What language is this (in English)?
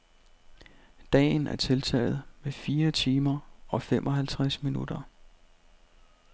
Danish